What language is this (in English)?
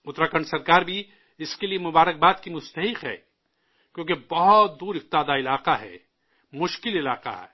Urdu